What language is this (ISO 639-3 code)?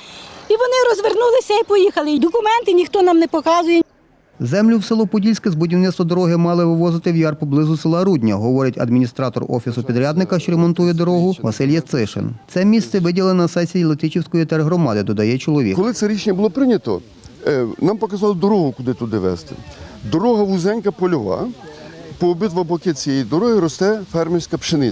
ukr